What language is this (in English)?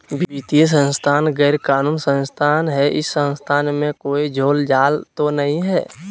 Magahi